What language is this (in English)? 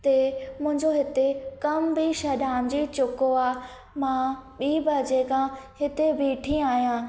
Sindhi